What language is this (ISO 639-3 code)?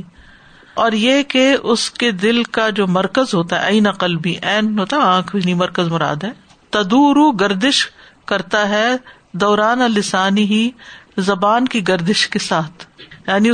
urd